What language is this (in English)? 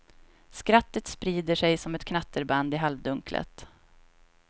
Swedish